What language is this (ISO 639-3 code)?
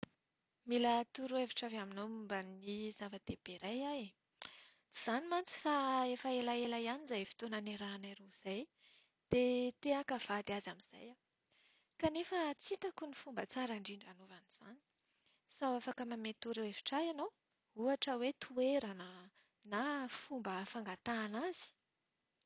mlg